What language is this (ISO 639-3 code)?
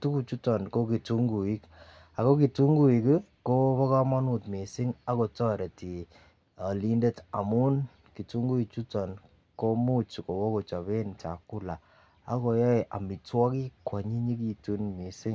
kln